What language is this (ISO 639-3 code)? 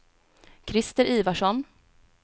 swe